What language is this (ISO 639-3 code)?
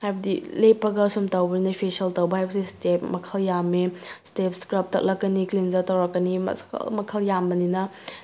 mni